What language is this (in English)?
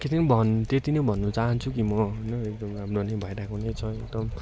Nepali